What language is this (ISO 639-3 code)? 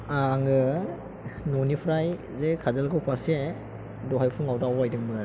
brx